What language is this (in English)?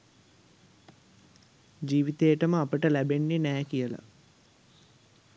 Sinhala